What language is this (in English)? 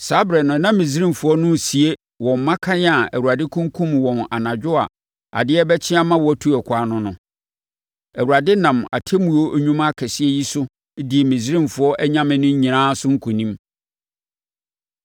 Akan